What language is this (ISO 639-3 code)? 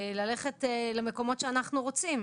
heb